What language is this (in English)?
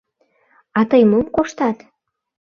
Mari